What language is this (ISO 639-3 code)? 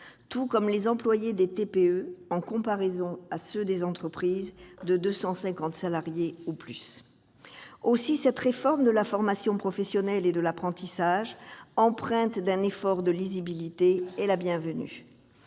fra